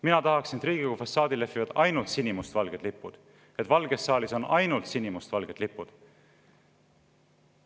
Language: Estonian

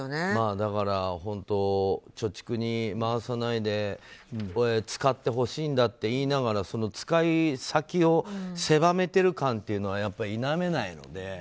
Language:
Japanese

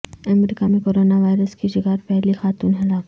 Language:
Urdu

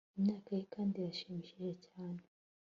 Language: Kinyarwanda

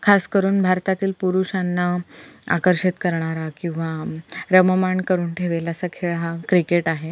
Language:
Marathi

